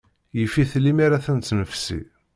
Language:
Kabyle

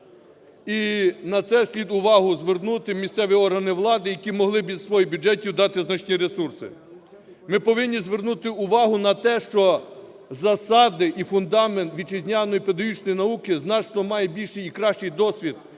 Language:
Ukrainian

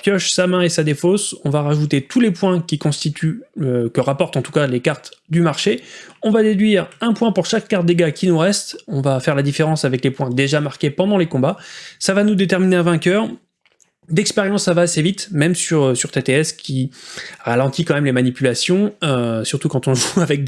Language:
French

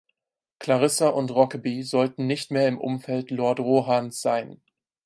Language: German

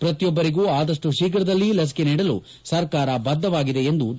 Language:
Kannada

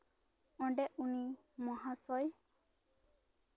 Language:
Santali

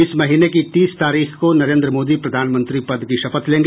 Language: Hindi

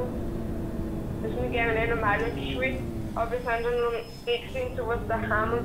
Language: German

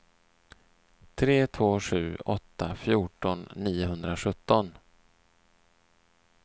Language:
Swedish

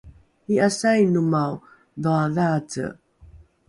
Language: Rukai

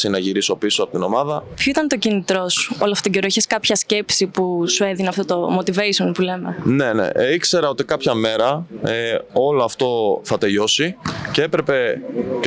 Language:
Greek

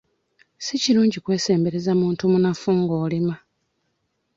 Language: Ganda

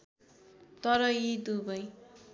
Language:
Nepali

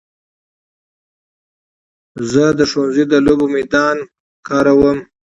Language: Pashto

